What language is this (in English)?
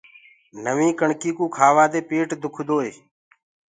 Gurgula